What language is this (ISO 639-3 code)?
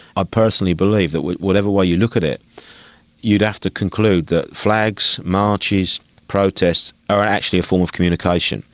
eng